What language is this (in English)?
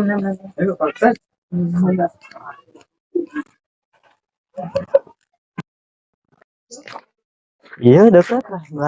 Indonesian